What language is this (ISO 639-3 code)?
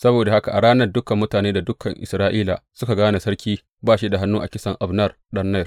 hau